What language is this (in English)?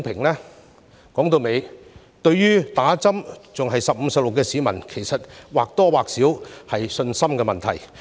Cantonese